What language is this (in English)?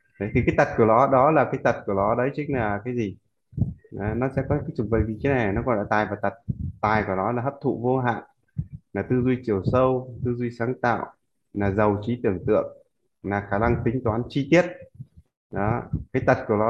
Vietnamese